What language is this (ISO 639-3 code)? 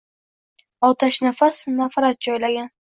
uzb